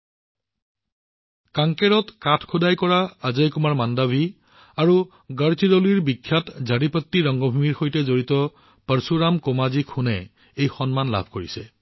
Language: Assamese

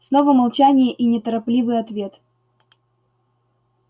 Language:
Russian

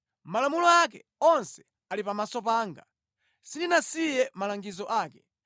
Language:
Nyanja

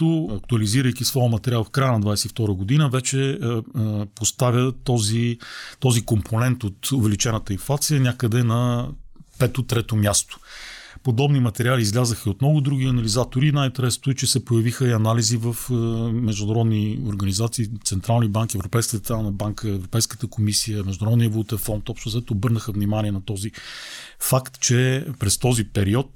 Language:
Bulgarian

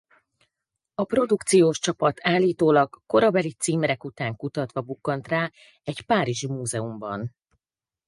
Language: Hungarian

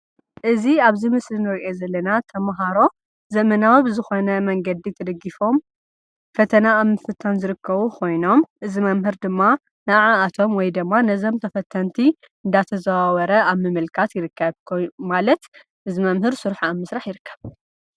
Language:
Tigrinya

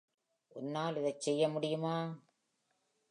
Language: Tamil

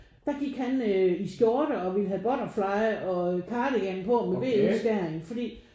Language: Danish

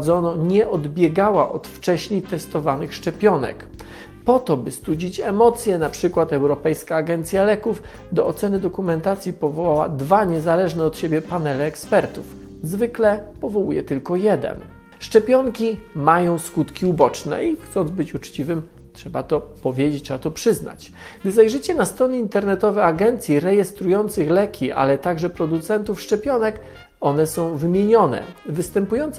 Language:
Polish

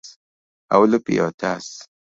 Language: Luo (Kenya and Tanzania)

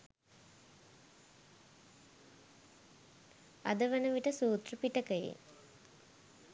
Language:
Sinhala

